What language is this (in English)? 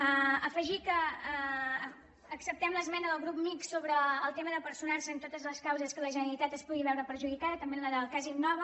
Catalan